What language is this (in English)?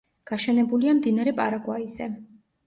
Georgian